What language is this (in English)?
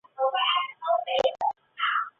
Chinese